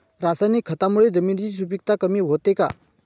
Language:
Marathi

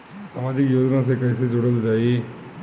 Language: Bhojpuri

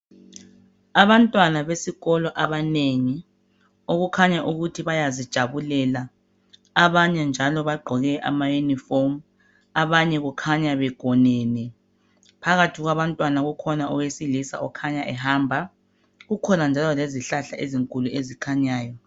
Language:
North Ndebele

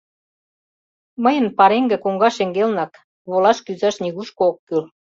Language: Mari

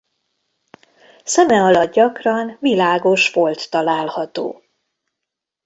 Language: Hungarian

